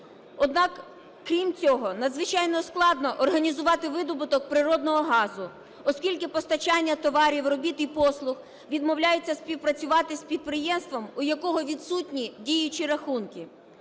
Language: Ukrainian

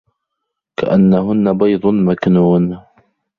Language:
Arabic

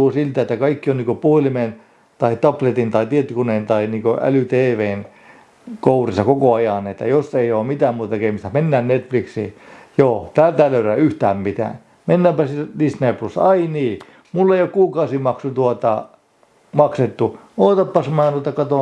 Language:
Finnish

